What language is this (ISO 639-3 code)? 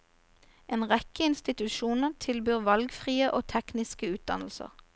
nor